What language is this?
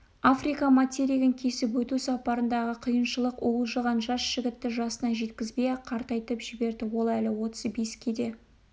Kazakh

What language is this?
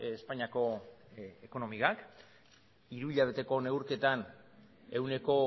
Basque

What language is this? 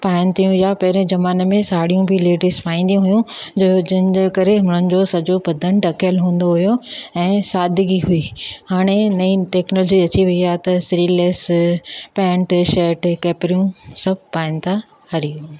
Sindhi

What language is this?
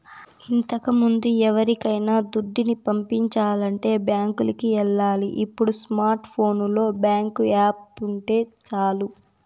Telugu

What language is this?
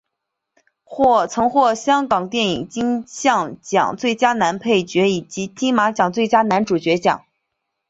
Chinese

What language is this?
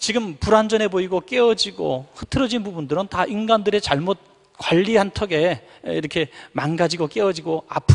Korean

